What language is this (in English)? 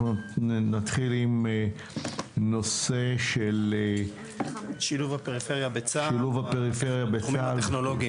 Hebrew